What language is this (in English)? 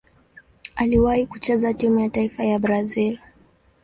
Swahili